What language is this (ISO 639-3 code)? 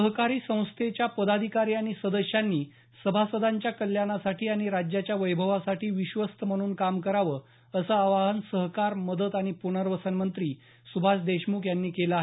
mar